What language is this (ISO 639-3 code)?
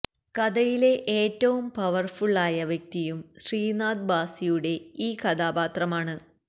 mal